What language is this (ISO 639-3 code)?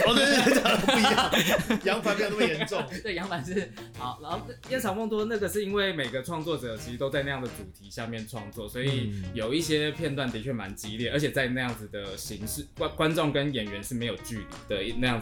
zho